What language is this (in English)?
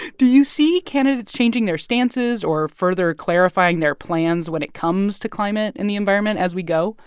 English